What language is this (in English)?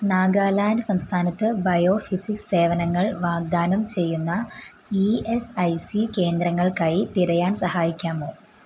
Malayalam